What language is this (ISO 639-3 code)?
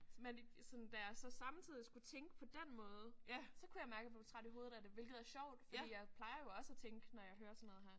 dan